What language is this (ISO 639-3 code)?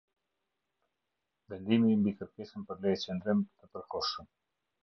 sqi